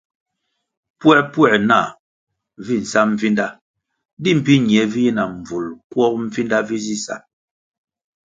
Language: Kwasio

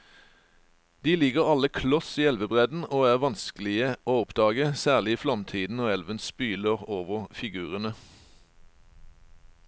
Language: Norwegian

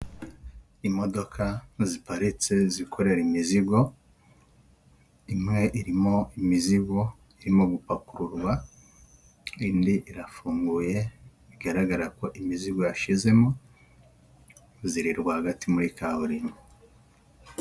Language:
Kinyarwanda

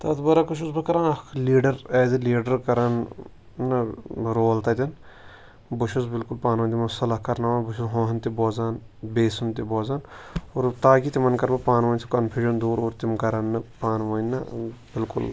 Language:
Kashmiri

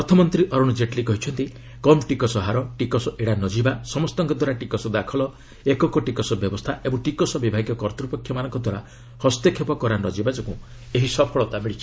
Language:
Odia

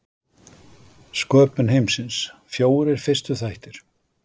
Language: Icelandic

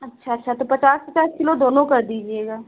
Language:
Hindi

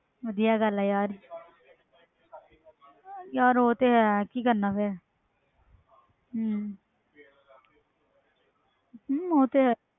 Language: Punjabi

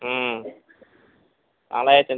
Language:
Tamil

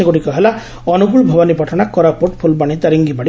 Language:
Odia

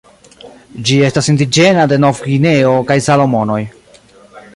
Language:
Esperanto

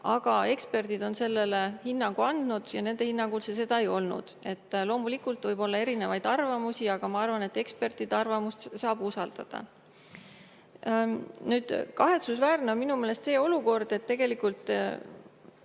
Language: Estonian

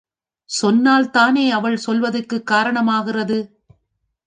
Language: Tamil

